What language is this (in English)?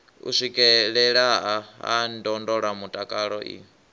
Venda